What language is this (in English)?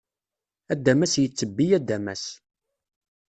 Kabyle